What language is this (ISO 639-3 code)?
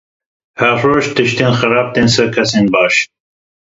kur